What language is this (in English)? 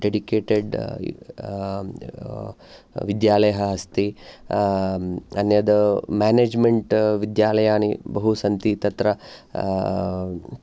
Sanskrit